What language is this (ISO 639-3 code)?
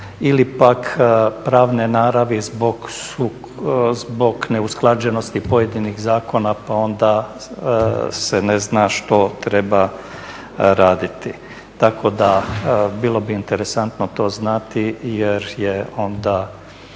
hrv